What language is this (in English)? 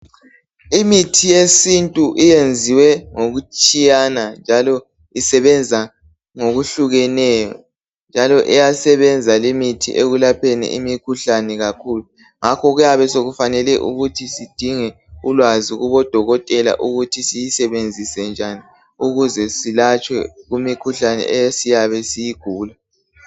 North Ndebele